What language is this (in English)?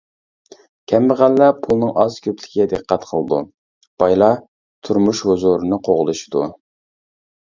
Uyghur